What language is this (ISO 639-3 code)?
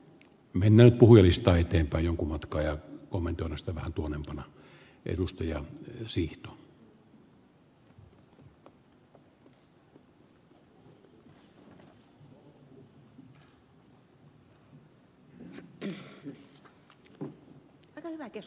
fin